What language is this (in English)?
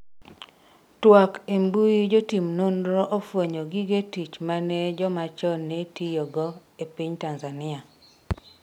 Luo (Kenya and Tanzania)